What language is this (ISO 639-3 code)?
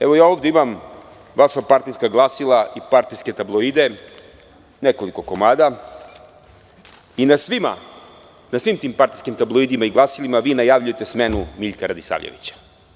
srp